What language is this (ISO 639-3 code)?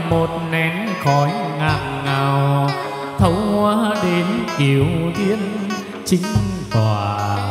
vie